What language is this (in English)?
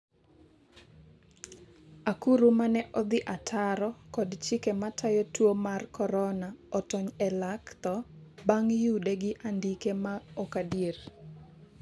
Luo (Kenya and Tanzania)